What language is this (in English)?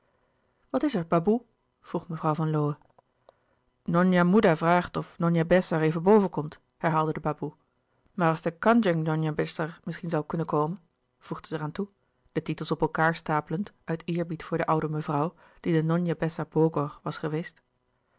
Dutch